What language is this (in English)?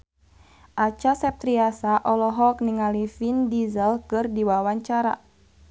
Sundanese